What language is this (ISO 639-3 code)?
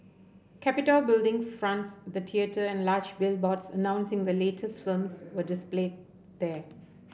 eng